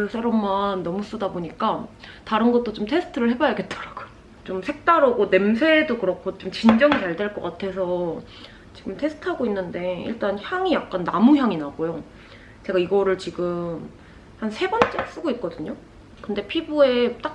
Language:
Korean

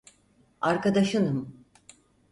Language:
Turkish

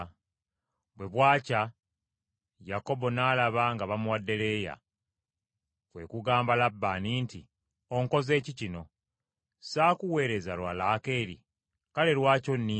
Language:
Ganda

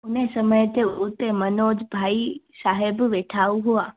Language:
Sindhi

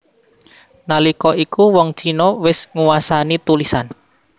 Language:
Javanese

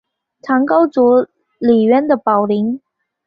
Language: Chinese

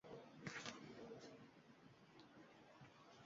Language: Uzbek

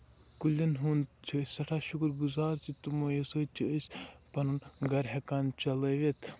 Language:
Kashmiri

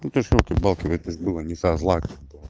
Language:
Russian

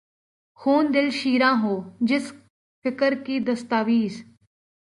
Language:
Urdu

